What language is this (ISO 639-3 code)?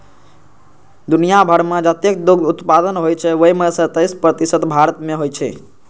mai